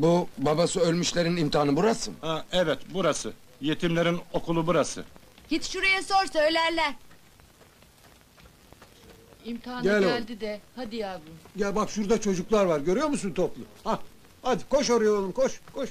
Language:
Turkish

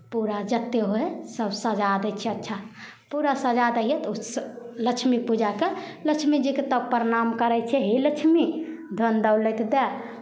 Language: Maithili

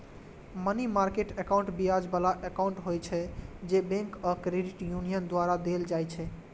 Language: Maithili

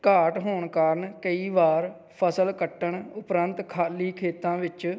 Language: Punjabi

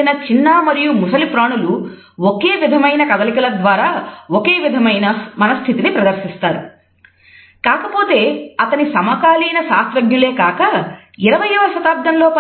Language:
Telugu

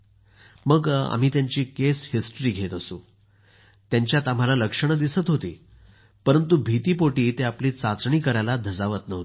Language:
Marathi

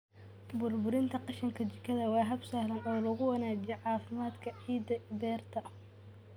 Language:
Somali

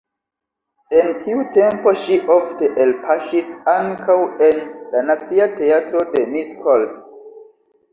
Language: Esperanto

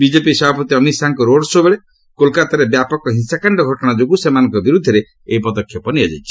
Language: Odia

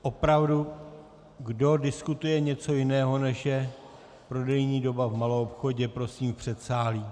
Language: Czech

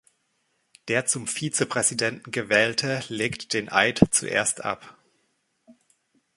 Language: German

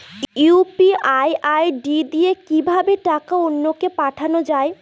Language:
Bangla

